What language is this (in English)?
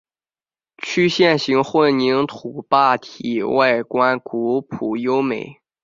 Chinese